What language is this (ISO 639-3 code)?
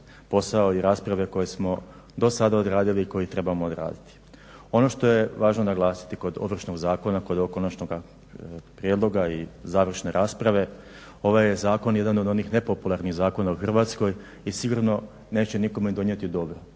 hrv